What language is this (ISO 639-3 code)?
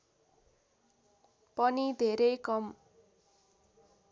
nep